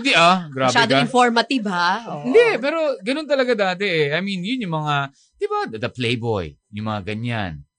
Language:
Filipino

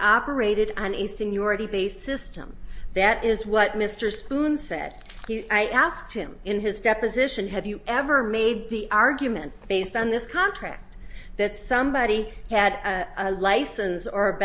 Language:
English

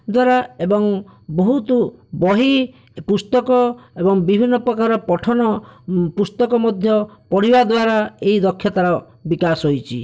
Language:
Odia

